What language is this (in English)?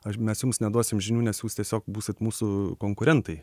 Lithuanian